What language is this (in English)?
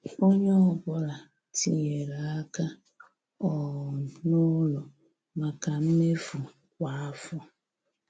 Igbo